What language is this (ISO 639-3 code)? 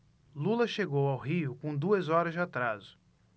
por